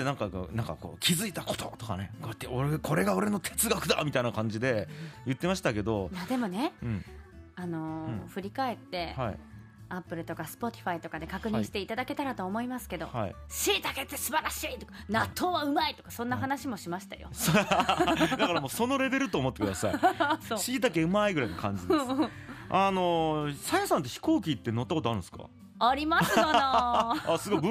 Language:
Japanese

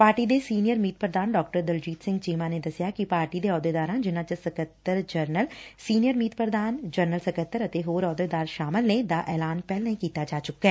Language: Punjabi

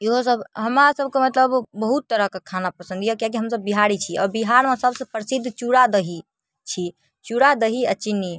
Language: Maithili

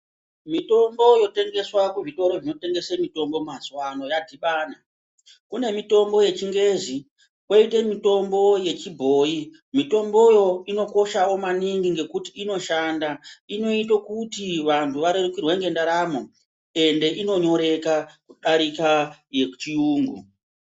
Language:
Ndau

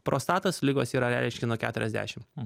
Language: Lithuanian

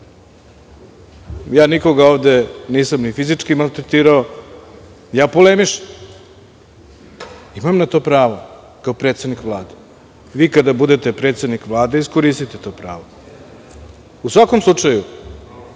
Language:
Serbian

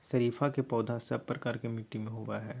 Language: Magahi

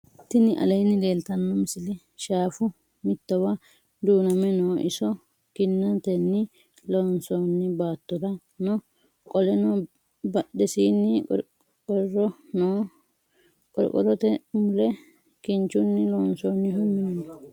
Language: Sidamo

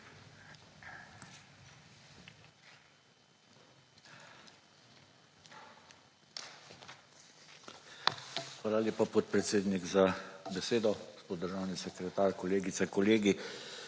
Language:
Slovenian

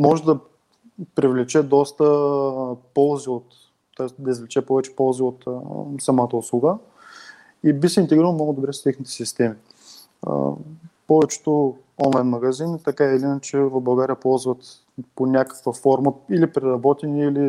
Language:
Bulgarian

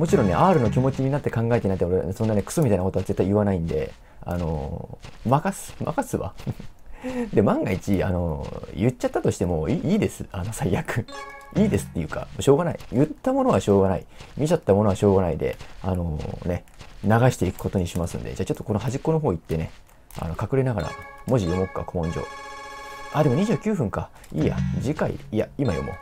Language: Japanese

